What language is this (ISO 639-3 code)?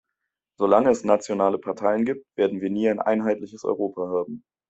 deu